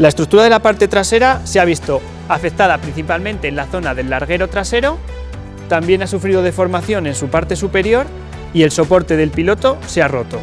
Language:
Spanish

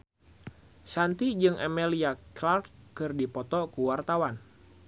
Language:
Sundanese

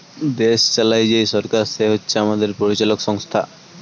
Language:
Bangla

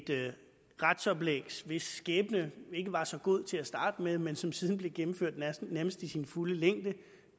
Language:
Danish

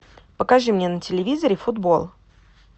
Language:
Russian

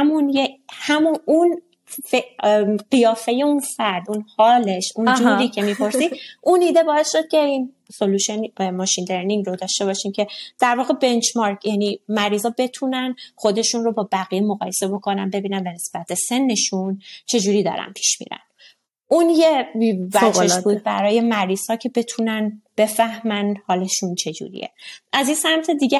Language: Persian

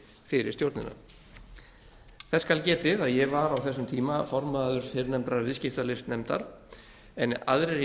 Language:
Icelandic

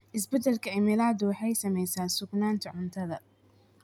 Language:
Somali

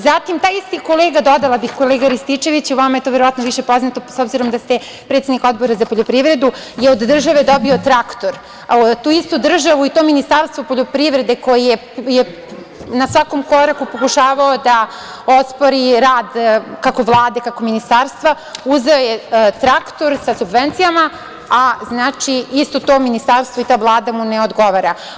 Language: Serbian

